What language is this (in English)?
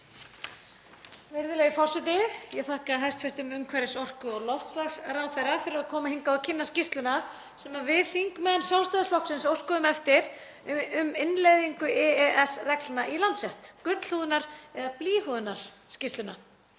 Icelandic